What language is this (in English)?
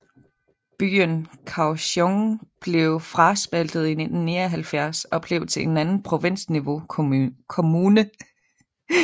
Danish